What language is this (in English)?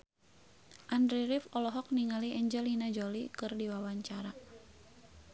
Sundanese